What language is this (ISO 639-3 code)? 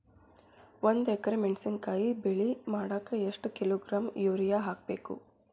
kan